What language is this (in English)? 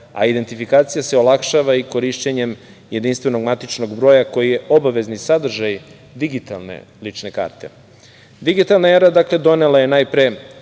Serbian